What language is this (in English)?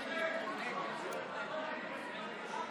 Hebrew